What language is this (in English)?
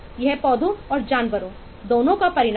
Hindi